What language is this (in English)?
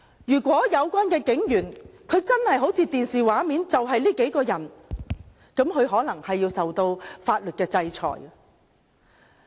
Cantonese